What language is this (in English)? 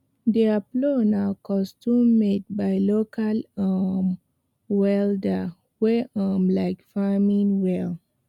Nigerian Pidgin